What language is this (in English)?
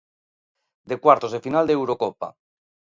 Galician